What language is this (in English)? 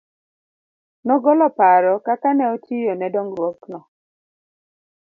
Luo (Kenya and Tanzania)